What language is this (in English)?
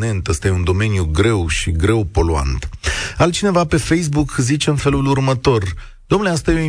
Romanian